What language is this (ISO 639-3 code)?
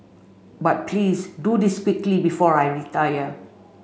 eng